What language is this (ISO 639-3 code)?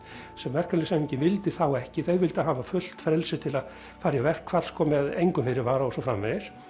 isl